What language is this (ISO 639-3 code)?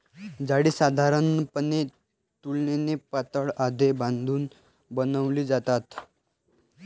mar